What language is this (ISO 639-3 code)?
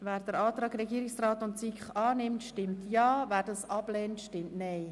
gsw